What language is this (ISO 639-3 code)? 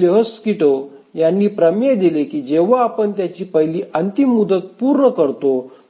mar